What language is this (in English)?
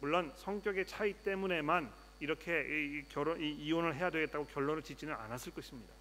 Korean